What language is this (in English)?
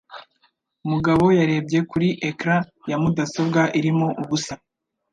Kinyarwanda